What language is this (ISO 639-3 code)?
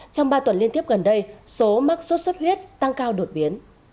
vie